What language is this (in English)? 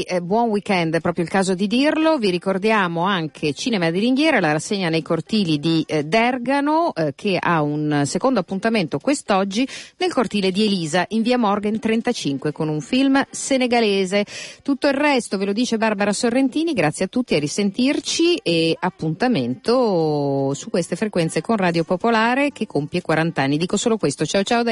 Italian